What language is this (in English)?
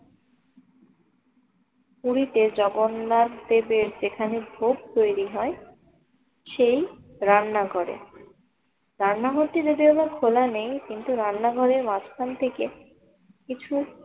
Bangla